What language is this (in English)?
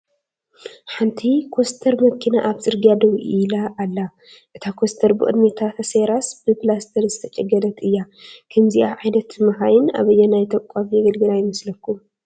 Tigrinya